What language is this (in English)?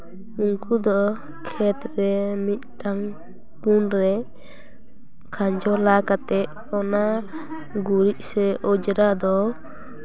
Santali